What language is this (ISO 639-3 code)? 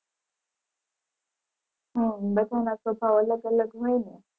guj